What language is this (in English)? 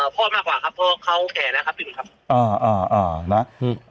Thai